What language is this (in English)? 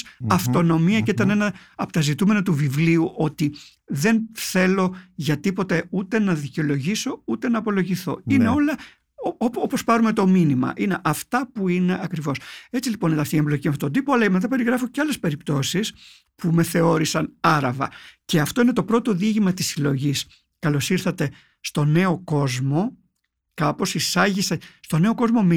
Greek